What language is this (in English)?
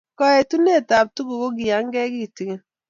Kalenjin